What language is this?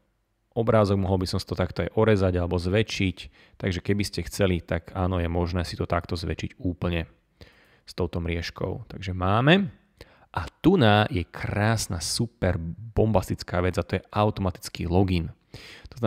Slovak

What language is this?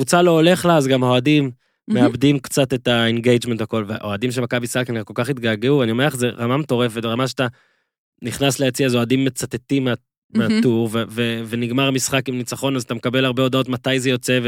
Hebrew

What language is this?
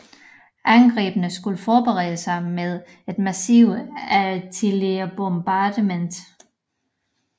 Danish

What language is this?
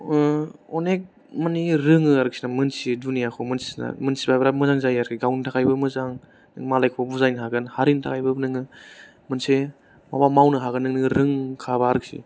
Bodo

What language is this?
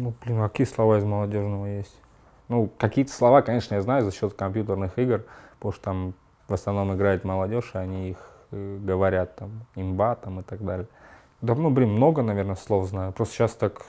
Russian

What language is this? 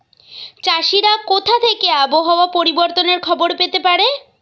Bangla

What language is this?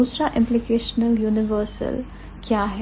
Hindi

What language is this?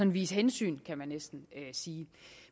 Danish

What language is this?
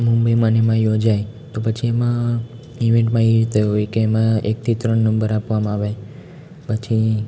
Gujarati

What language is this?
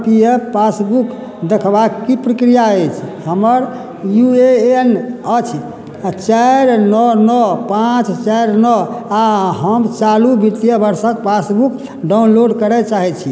Maithili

